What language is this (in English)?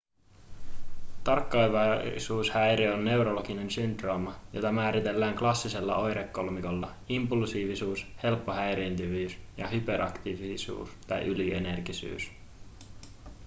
Finnish